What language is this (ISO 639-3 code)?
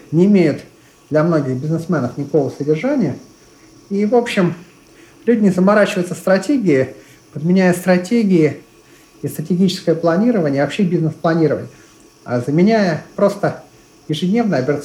rus